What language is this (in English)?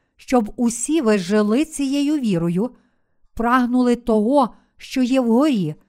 Ukrainian